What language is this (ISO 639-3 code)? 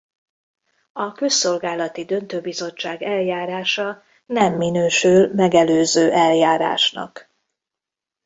hun